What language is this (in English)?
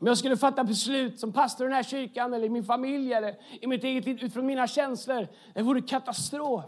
Swedish